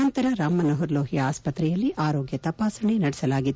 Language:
Kannada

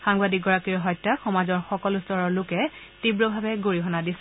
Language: Assamese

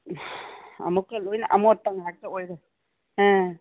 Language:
Manipuri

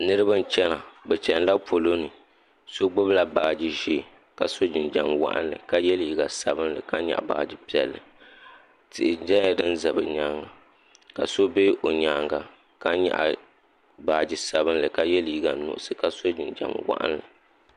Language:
Dagbani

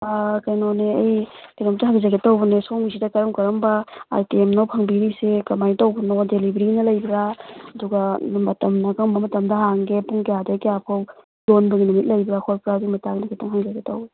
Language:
Manipuri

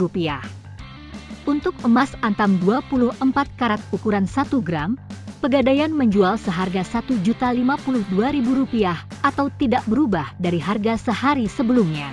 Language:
Indonesian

